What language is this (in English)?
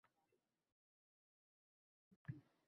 Uzbek